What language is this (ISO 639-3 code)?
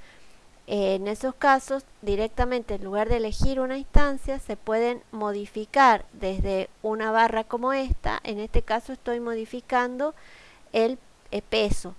spa